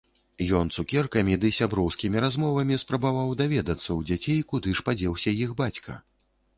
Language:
Belarusian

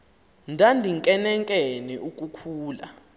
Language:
Xhosa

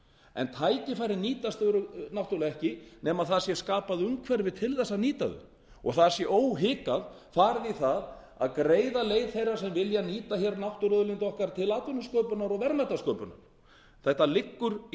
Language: Icelandic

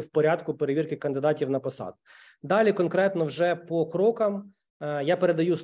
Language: Ukrainian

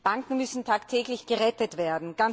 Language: German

